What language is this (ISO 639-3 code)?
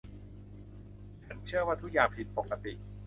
tha